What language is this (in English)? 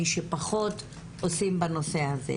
Hebrew